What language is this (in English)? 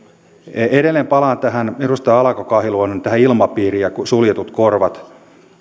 Finnish